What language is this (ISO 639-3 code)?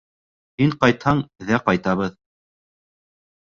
bak